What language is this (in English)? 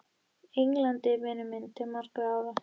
Icelandic